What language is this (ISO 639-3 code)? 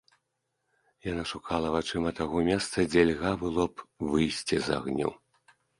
bel